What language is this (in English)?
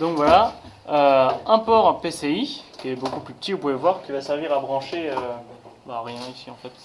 French